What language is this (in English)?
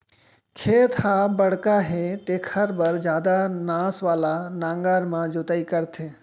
Chhattisgarhi